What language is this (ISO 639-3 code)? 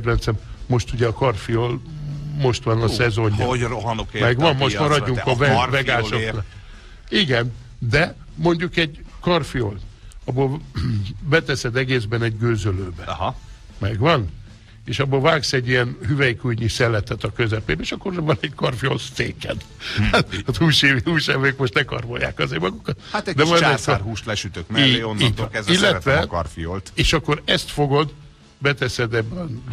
hun